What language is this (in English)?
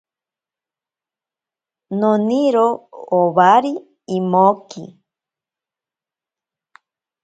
Ashéninka Perené